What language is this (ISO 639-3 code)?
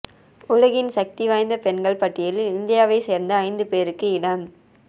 tam